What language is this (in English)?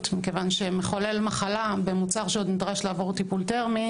Hebrew